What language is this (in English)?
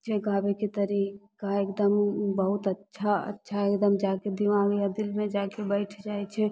Maithili